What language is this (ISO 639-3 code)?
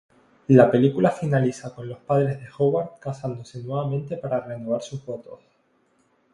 spa